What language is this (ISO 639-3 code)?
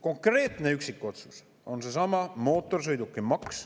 est